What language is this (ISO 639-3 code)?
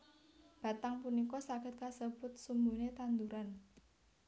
jav